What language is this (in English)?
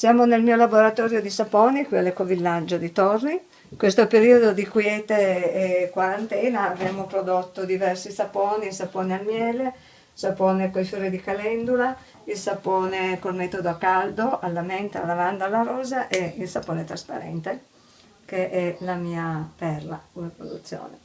Italian